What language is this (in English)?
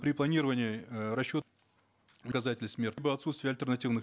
Kazakh